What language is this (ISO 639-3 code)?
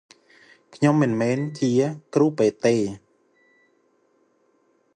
khm